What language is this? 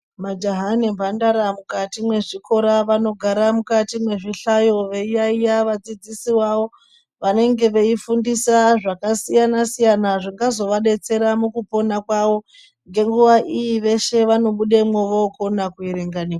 Ndau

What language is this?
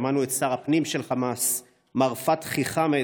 Hebrew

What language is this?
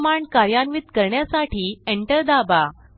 Marathi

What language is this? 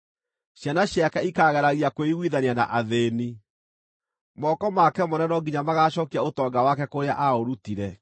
Kikuyu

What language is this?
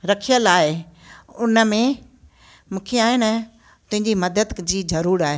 Sindhi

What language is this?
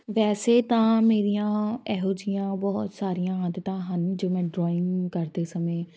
Punjabi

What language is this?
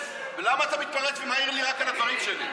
Hebrew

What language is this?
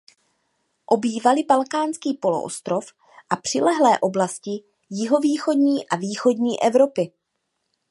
Czech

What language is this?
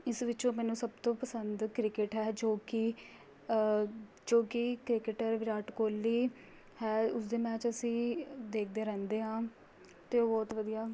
Punjabi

